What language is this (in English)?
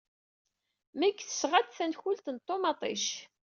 Kabyle